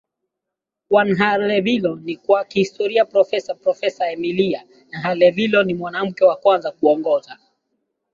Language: Swahili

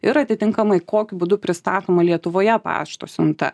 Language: Lithuanian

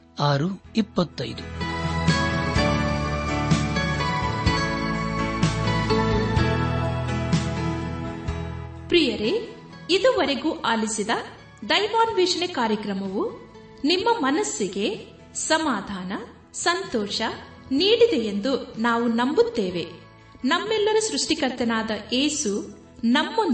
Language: Kannada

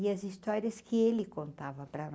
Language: Portuguese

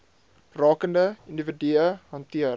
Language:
Afrikaans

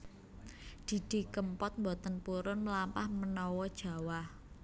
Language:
Javanese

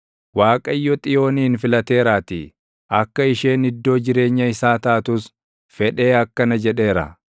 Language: Oromo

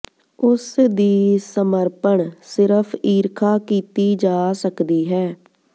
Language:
Punjabi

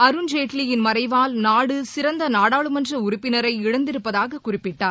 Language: Tamil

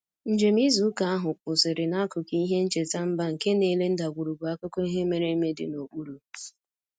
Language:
Igbo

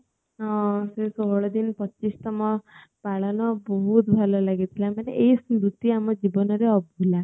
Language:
Odia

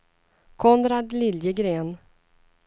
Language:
Swedish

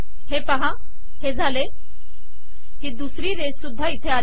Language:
Marathi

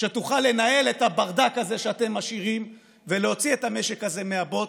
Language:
Hebrew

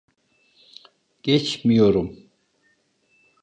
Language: Turkish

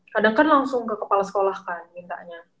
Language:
Indonesian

